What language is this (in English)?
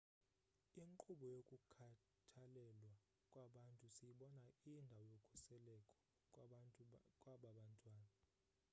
Xhosa